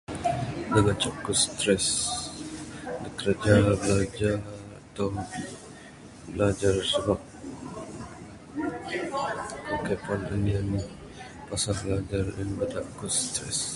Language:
Bukar-Sadung Bidayuh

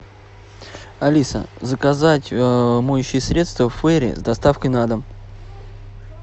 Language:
Russian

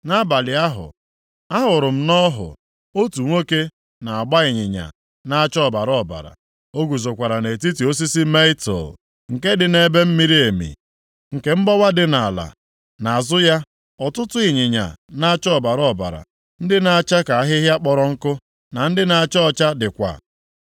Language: Igbo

